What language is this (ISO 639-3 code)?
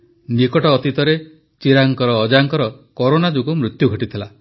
ori